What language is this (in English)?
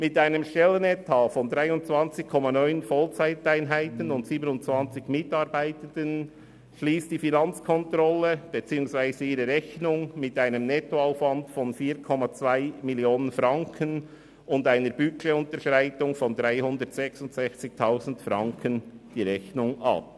Swiss German